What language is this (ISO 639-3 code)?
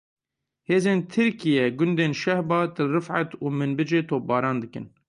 kur